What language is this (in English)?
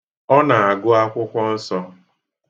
Igbo